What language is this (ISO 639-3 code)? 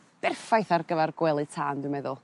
cym